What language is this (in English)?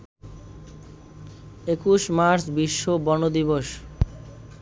Bangla